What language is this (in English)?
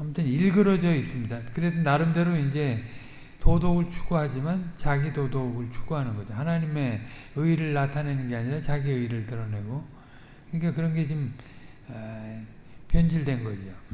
Korean